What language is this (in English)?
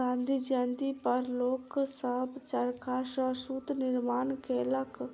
Maithili